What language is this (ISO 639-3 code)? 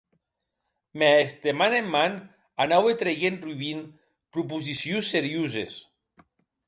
oci